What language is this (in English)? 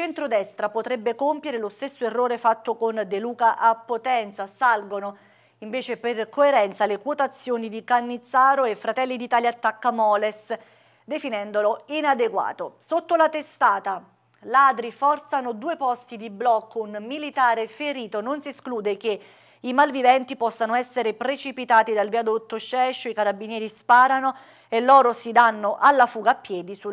Italian